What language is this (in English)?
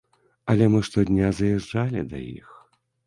Belarusian